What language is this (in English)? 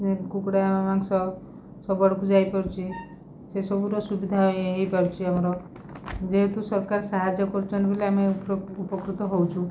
Odia